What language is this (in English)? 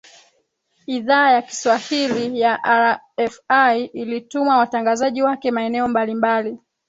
Swahili